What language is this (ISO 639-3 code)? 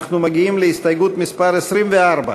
heb